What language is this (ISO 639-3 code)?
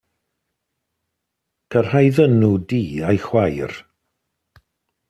cym